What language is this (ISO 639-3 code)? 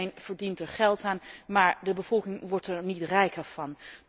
nld